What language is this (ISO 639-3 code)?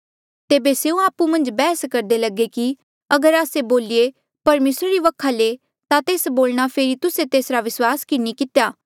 mjl